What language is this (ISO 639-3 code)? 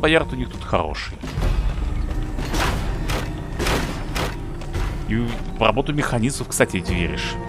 rus